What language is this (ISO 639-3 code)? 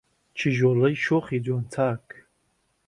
ckb